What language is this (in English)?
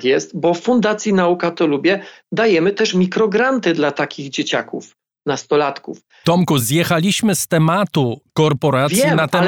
Polish